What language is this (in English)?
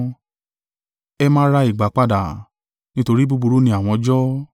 Yoruba